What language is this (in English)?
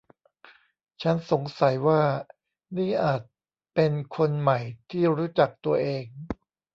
Thai